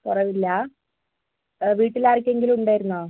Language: Malayalam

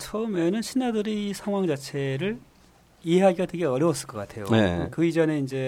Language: Korean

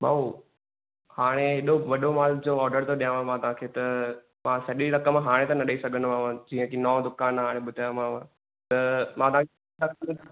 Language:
Sindhi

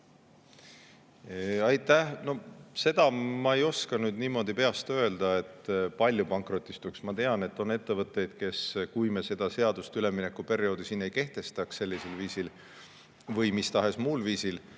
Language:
Estonian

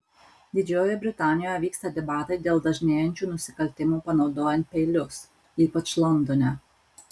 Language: Lithuanian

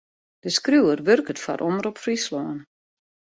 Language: Western Frisian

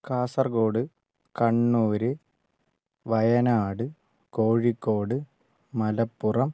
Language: Malayalam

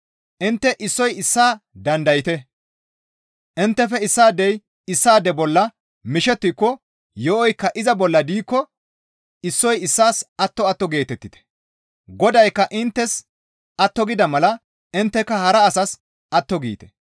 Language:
Gamo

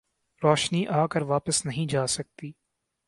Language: Urdu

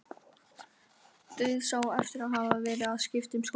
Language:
Icelandic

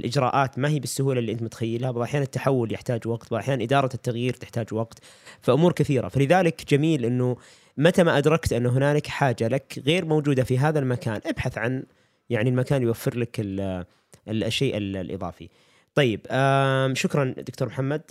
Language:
Arabic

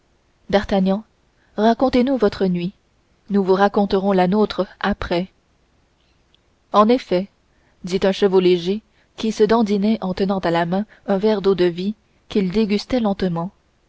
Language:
French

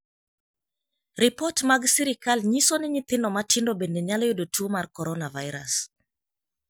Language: Luo (Kenya and Tanzania)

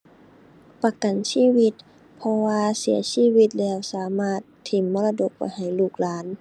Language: Thai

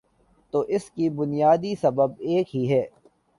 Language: Urdu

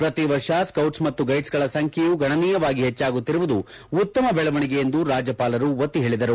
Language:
Kannada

